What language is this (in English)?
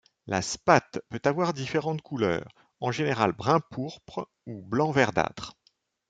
French